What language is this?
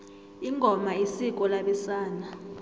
South Ndebele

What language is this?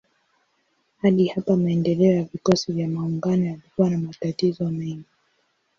Swahili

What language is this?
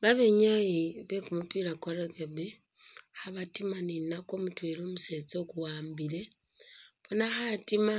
Masaaba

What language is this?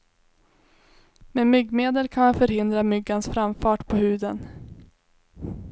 Swedish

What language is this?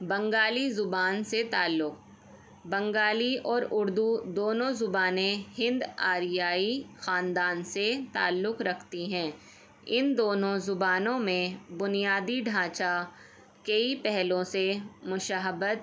Urdu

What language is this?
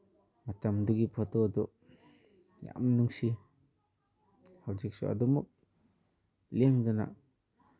Manipuri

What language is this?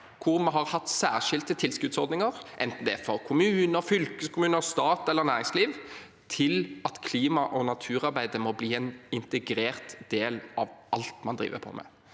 Norwegian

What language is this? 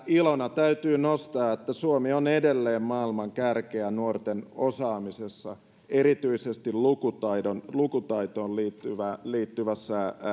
Finnish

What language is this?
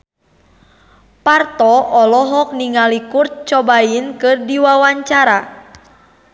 Sundanese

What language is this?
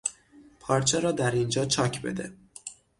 Persian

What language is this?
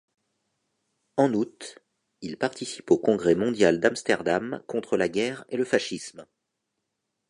French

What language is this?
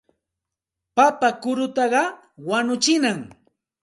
Santa Ana de Tusi Pasco Quechua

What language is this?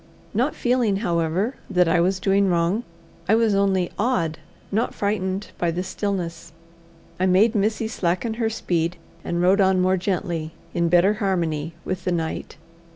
English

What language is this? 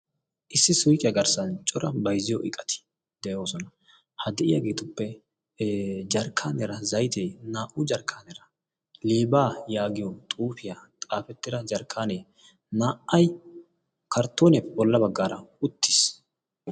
Wolaytta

